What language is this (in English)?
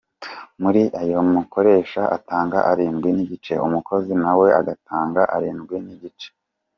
Kinyarwanda